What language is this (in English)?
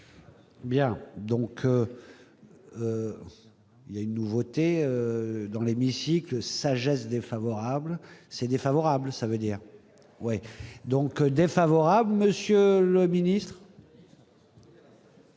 French